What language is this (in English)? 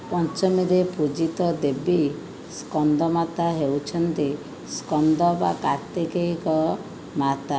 Odia